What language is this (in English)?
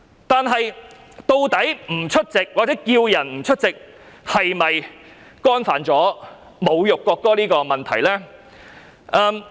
Cantonese